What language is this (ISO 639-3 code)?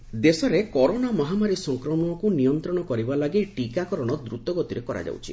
ori